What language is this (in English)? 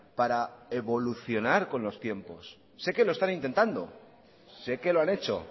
Spanish